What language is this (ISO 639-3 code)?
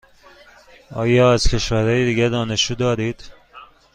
fas